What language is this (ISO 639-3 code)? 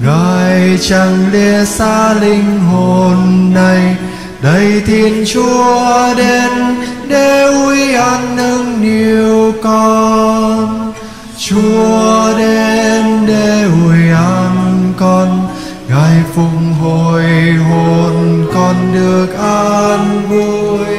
vie